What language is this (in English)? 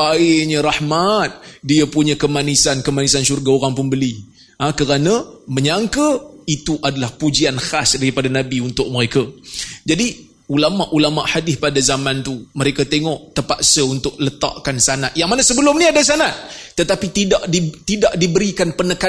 Malay